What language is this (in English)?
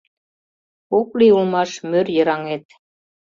Mari